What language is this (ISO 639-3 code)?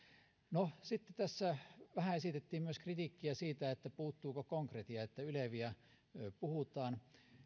fin